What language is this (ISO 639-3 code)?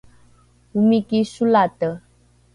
dru